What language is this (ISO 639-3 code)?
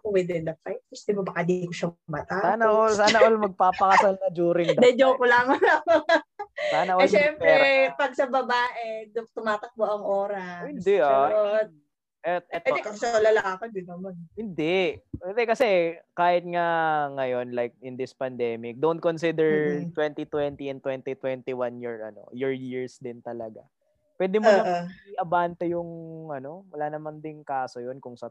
fil